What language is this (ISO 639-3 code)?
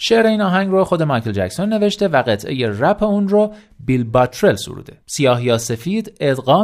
fas